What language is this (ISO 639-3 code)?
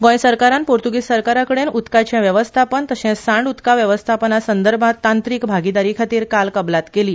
kok